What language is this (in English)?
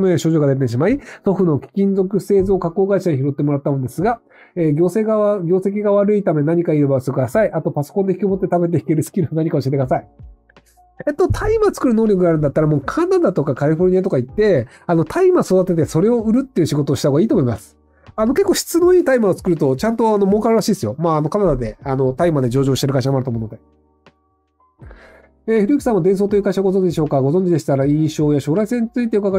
Japanese